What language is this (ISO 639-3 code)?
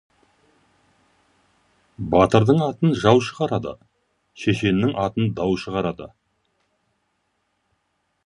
kaz